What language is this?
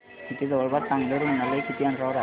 Marathi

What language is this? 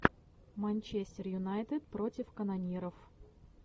Russian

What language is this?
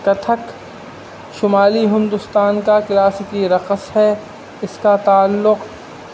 Urdu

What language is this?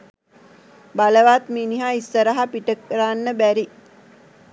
Sinhala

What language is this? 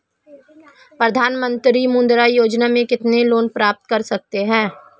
Hindi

